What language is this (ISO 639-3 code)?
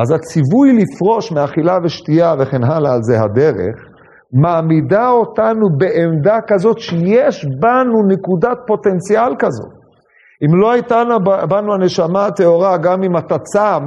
heb